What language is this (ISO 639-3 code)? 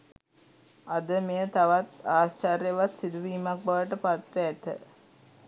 sin